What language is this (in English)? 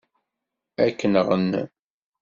Kabyle